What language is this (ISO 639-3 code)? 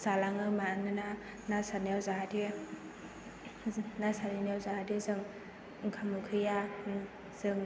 brx